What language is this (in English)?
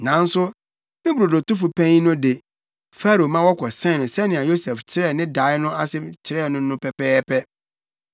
Akan